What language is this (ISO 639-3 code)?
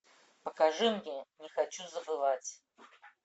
rus